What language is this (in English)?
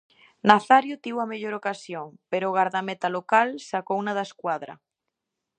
Galician